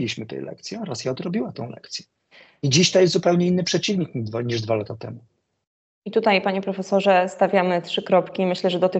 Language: Polish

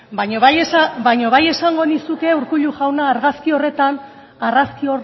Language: Basque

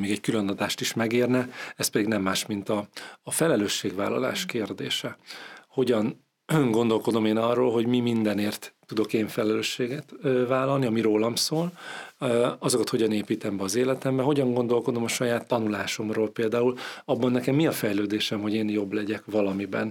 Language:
Hungarian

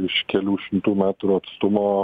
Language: Lithuanian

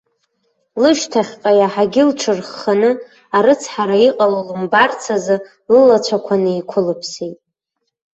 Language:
Abkhazian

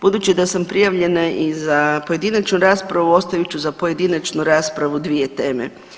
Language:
Croatian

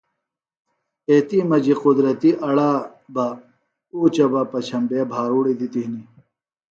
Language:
Phalura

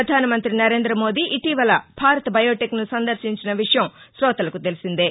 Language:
Telugu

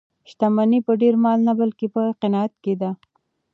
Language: Pashto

